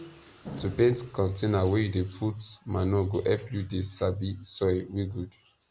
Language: Nigerian Pidgin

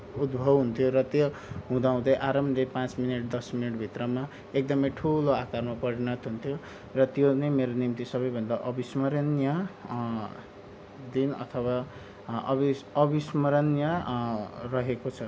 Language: Nepali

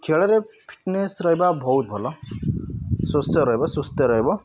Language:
Odia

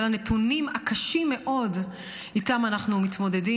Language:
Hebrew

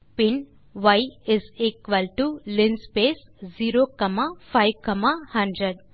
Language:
Tamil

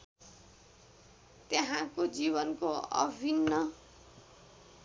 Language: Nepali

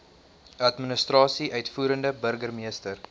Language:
Afrikaans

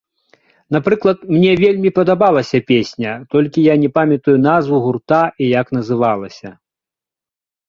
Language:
Belarusian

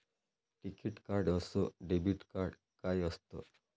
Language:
Marathi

